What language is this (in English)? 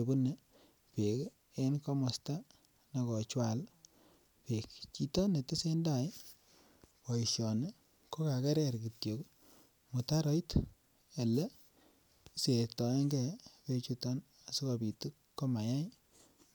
Kalenjin